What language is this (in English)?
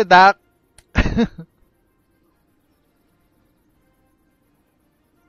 Filipino